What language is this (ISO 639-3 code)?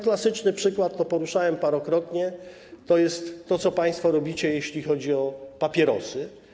pol